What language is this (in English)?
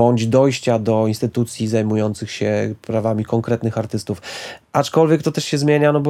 Polish